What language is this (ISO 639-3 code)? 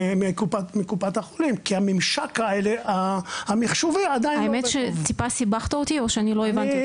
heb